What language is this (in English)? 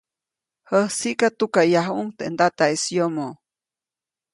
Copainalá Zoque